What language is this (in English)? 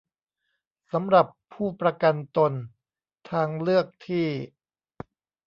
Thai